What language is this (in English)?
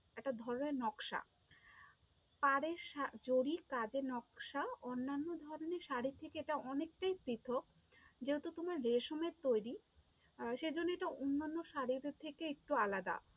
Bangla